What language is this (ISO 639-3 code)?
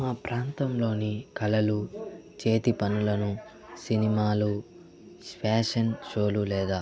tel